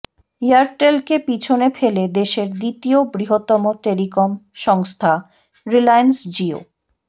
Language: Bangla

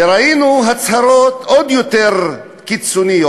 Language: Hebrew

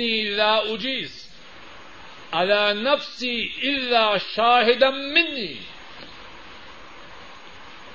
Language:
Urdu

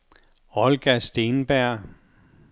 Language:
Danish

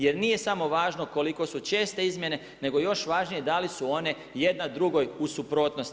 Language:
Croatian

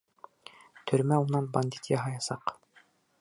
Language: Bashkir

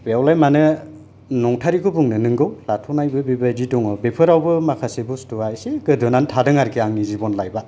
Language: Bodo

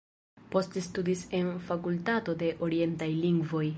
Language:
Esperanto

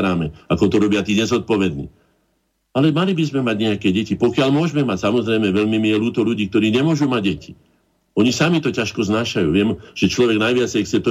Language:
Slovak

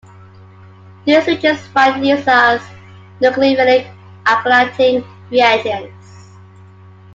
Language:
English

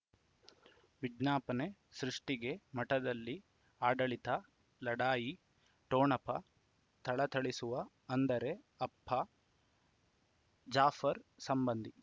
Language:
Kannada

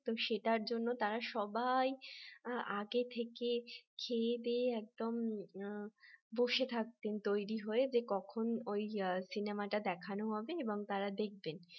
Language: Bangla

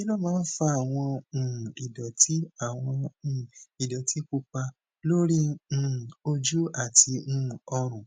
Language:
Yoruba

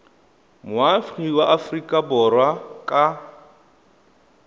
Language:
Tswana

